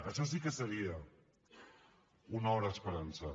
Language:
Catalan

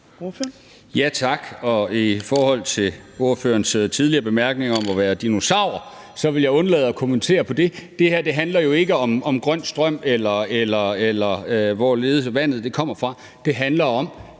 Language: Danish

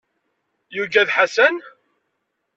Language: Kabyle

